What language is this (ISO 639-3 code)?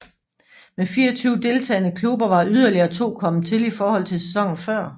dan